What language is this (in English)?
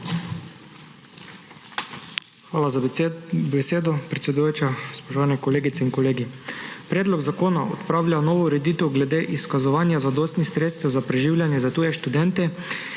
Slovenian